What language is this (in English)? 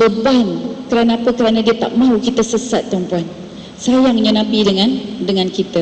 Malay